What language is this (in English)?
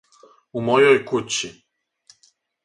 Serbian